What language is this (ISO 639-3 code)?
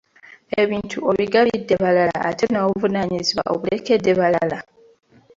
lug